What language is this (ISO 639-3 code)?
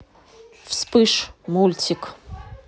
rus